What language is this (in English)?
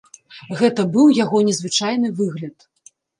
Belarusian